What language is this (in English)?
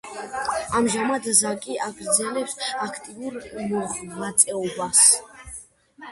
Georgian